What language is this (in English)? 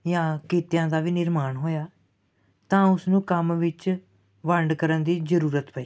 Punjabi